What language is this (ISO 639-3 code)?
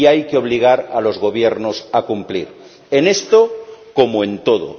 spa